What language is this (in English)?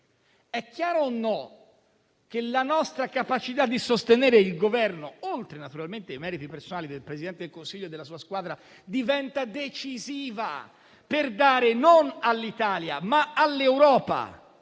Italian